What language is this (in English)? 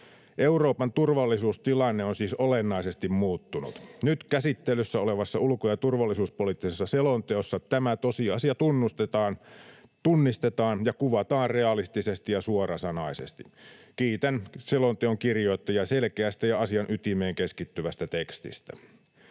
Finnish